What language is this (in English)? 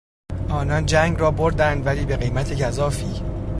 Persian